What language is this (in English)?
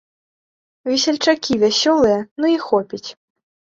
Belarusian